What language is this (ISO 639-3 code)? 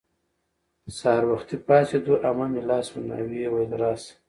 pus